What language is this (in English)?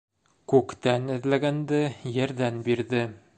Bashkir